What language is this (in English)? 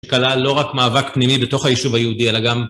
Hebrew